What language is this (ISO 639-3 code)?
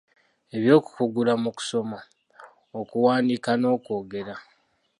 lug